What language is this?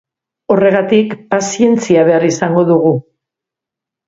Basque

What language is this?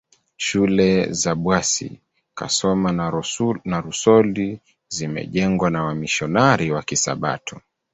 Swahili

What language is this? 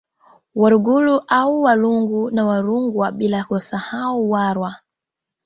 Swahili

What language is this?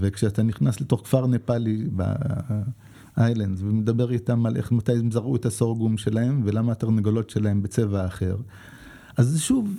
Hebrew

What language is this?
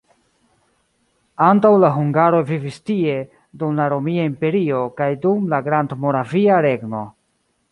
Esperanto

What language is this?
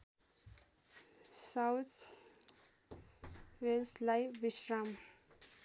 Nepali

